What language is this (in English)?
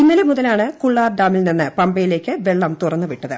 Malayalam